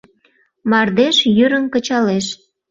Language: Mari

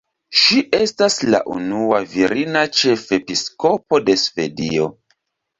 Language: Esperanto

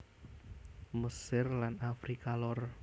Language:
Javanese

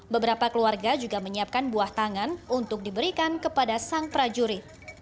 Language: Indonesian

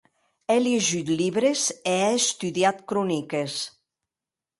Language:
Occitan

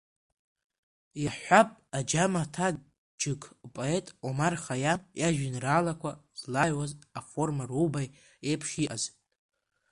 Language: Abkhazian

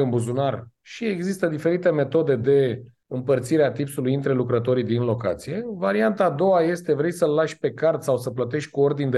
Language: Romanian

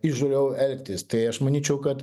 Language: Lithuanian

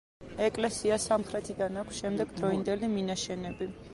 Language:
Georgian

